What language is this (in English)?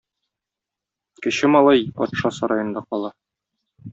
Tatar